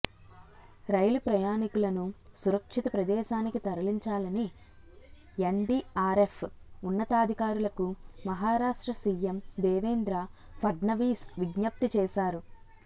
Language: Telugu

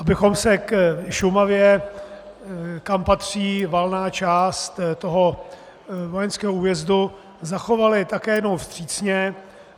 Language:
Czech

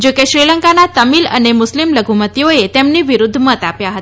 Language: Gujarati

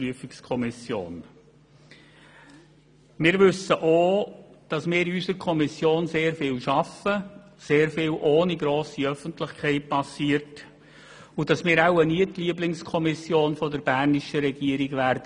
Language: Swiss German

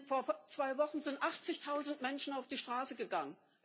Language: German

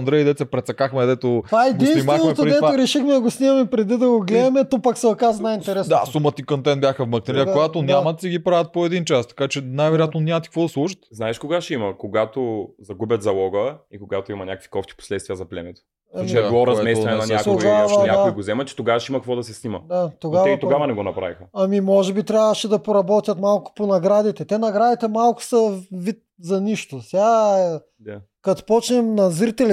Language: Bulgarian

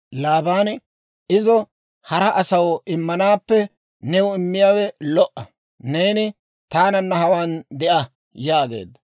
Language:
Dawro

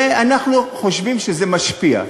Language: Hebrew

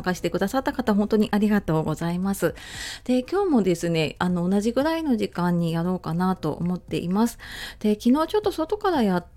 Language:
Japanese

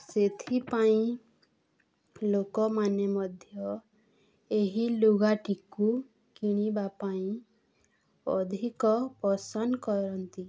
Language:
Odia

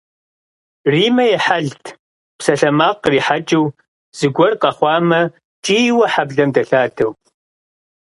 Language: Kabardian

